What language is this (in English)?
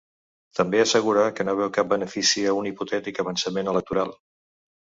Catalan